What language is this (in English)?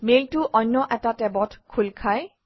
Assamese